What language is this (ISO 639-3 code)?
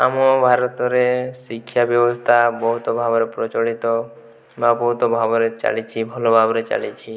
ori